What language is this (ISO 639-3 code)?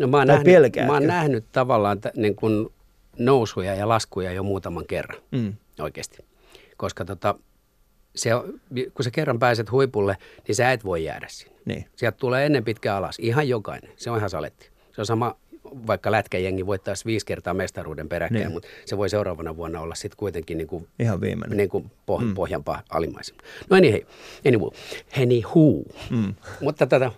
fin